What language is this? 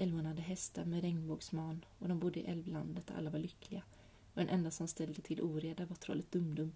Swedish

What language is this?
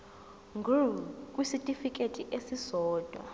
Zulu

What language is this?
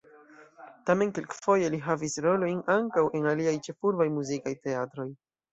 Esperanto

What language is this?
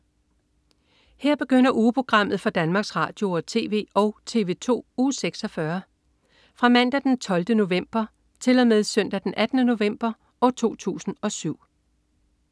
Danish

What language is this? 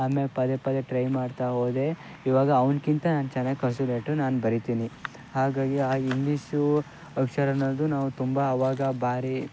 Kannada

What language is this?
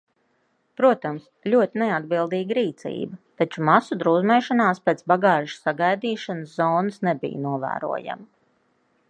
Latvian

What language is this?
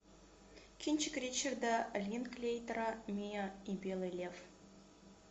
Russian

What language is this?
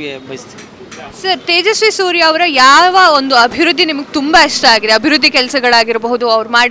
Kannada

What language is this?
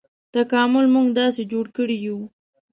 Pashto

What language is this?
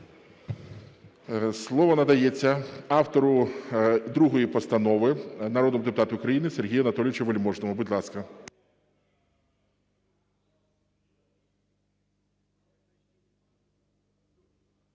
Ukrainian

